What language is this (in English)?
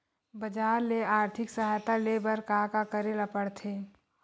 Chhattisgarhi